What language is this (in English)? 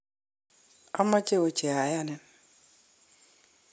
Kalenjin